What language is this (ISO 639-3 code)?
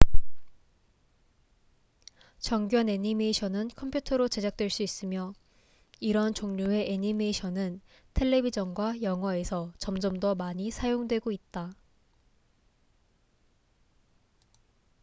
kor